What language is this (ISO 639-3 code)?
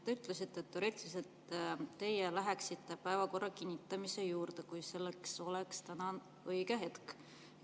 est